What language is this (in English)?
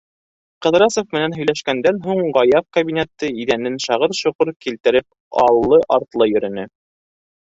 Bashkir